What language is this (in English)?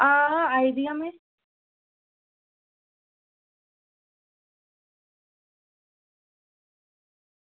Dogri